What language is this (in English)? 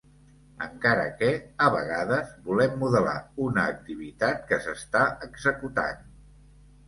Catalan